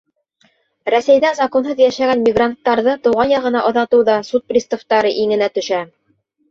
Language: Bashkir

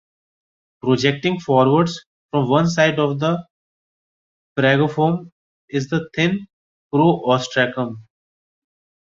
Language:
English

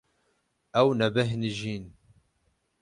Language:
Kurdish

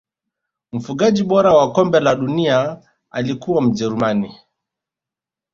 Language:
Swahili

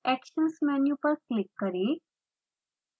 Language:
Hindi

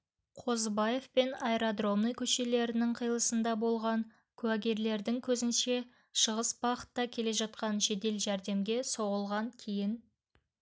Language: Kazakh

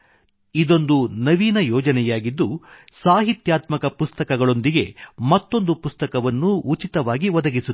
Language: Kannada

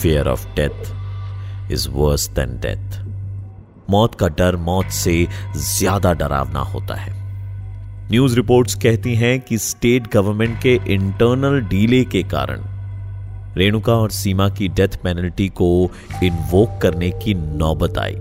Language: Hindi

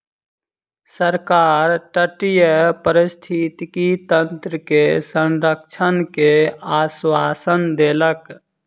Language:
Maithili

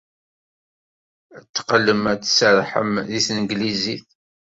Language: Kabyle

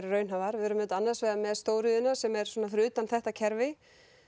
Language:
Icelandic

